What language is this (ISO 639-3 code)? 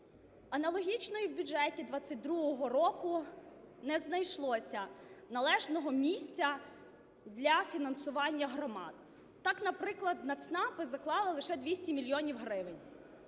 ukr